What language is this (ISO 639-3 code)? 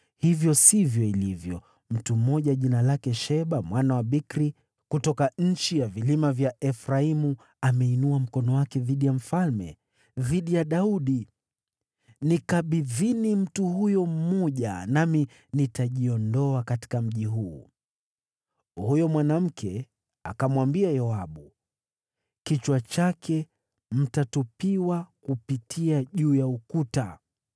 swa